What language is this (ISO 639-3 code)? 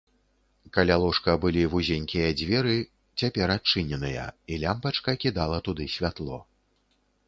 bel